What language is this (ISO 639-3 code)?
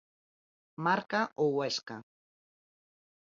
glg